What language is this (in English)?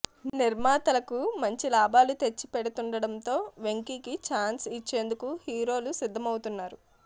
Telugu